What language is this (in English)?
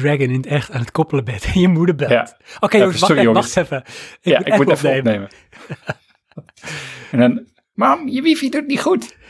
Dutch